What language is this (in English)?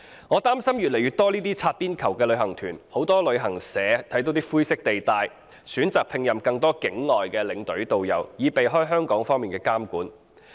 Cantonese